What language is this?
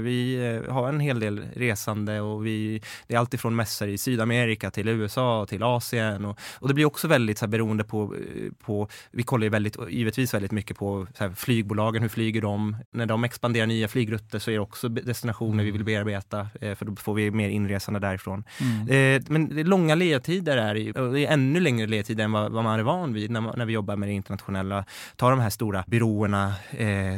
Swedish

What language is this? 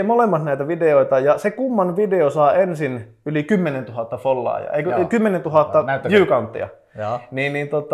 Finnish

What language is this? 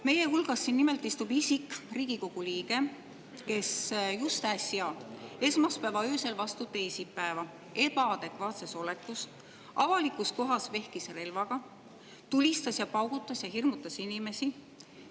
Estonian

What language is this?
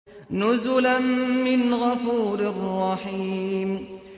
Arabic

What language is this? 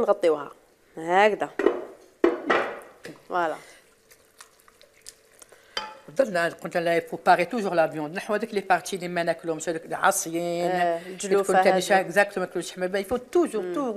Arabic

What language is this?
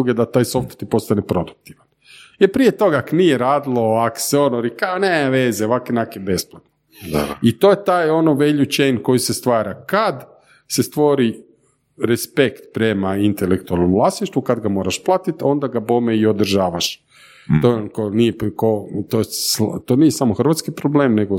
Croatian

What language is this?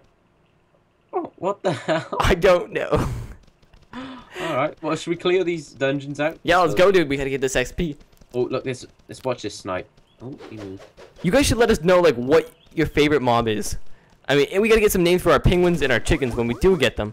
English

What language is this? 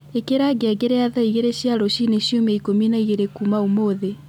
Kikuyu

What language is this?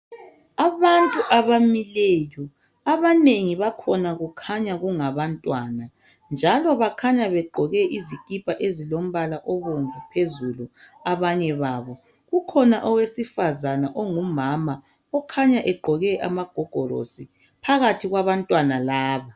North Ndebele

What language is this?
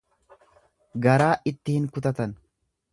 Oromo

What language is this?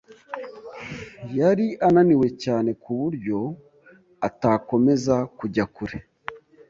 Kinyarwanda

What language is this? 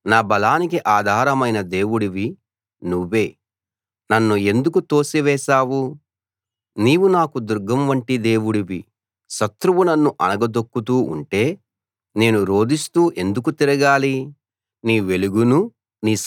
Telugu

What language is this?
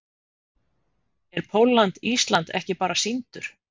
Icelandic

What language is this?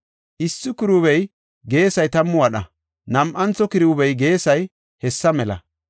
Gofa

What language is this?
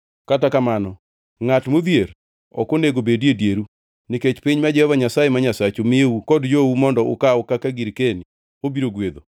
Luo (Kenya and Tanzania)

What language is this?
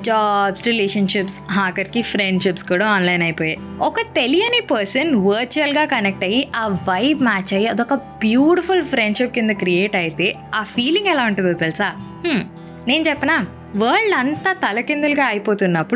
Telugu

